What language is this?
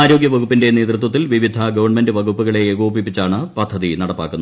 Malayalam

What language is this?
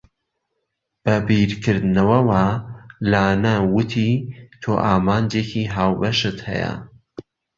Central Kurdish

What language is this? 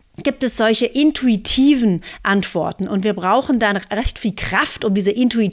German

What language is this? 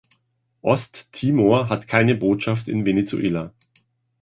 German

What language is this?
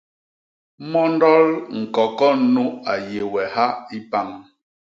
Basaa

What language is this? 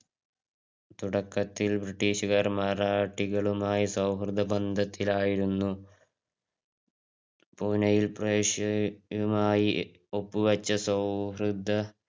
Malayalam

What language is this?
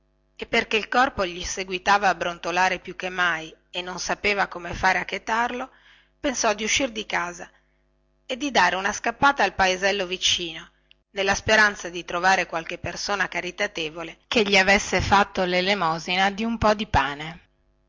Italian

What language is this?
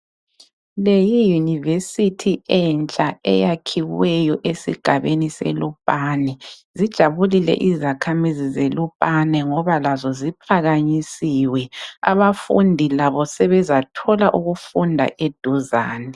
North Ndebele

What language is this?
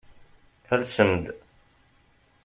Kabyle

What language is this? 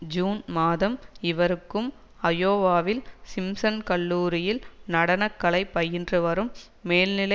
Tamil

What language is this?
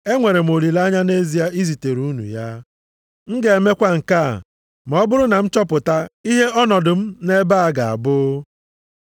Igbo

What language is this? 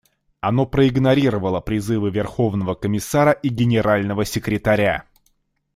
Russian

